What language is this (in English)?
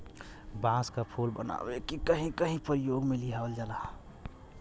Bhojpuri